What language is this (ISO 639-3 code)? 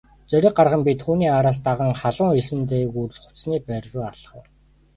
mon